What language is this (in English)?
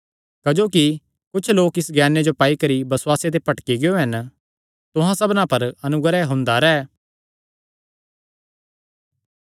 Kangri